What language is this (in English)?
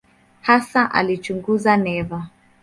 Swahili